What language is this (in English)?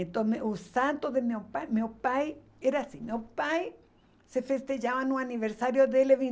Portuguese